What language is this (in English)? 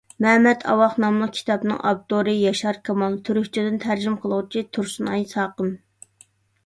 Uyghur